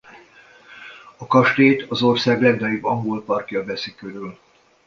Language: Hungarian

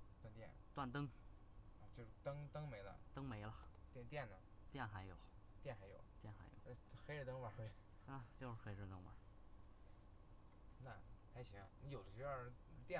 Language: Chinese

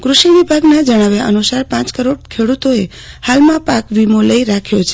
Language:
Gujarati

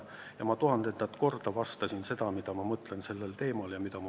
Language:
Estonian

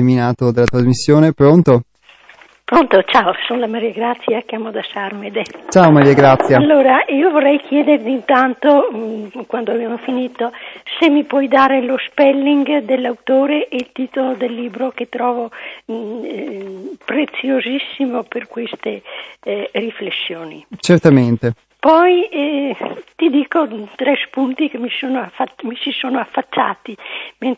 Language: Italian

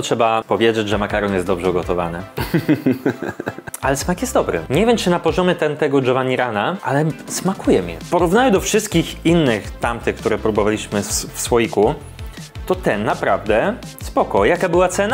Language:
Polish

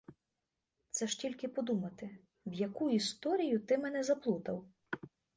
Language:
Ukrainian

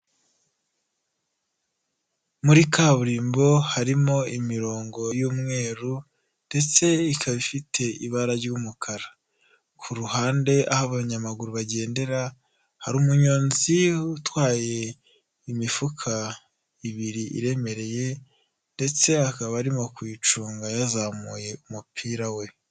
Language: Kinyarwanda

